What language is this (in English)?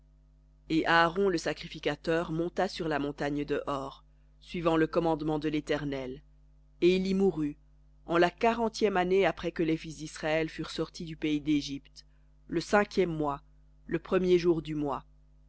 French